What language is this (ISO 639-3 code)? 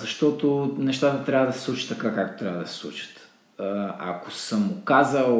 bul